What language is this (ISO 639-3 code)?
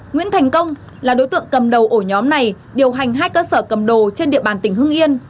vie